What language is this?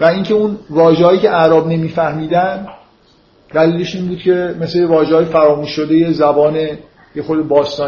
Persian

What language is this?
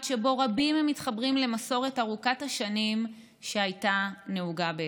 Hebrew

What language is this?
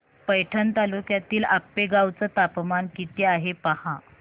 Marathi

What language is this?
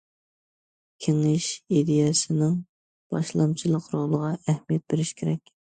Uyghur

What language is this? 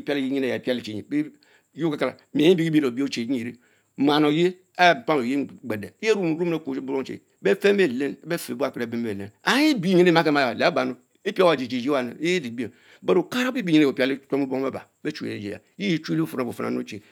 Mbe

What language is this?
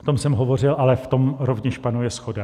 Czech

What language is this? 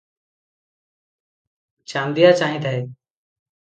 Odia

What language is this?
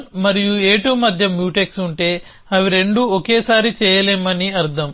Telugu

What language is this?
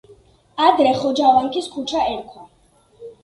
Georgian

